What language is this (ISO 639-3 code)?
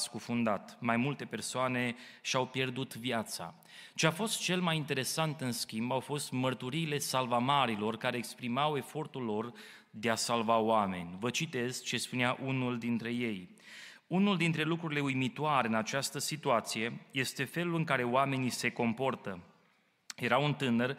ron